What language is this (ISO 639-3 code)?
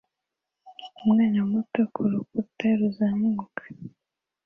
kin